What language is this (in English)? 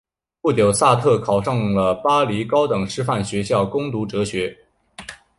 Chinese